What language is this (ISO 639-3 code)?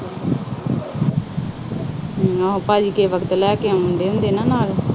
pan